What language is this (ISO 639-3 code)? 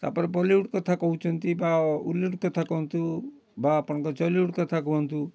ori